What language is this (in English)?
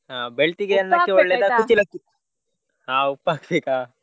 Kannada